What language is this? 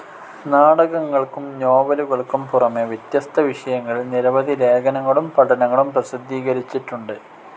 Malayalam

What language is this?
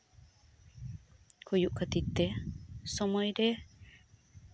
Santali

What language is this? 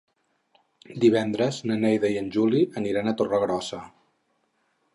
Catalan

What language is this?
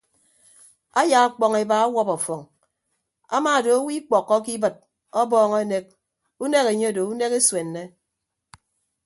Ibibio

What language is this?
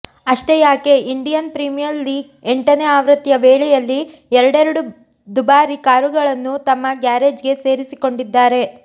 Kannada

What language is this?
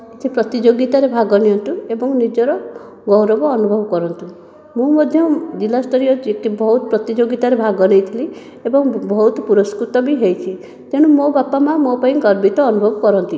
Odia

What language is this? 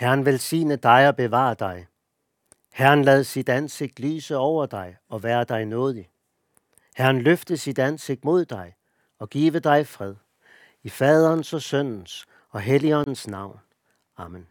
Danish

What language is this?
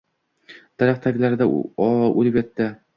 Uzbek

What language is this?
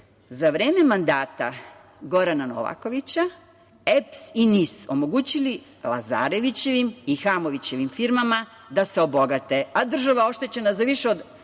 Serbian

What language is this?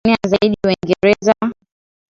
Swahili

